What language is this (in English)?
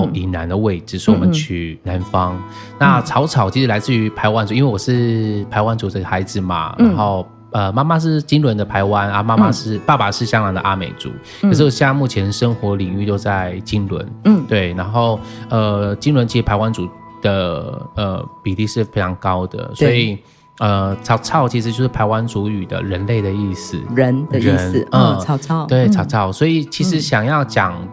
Chinese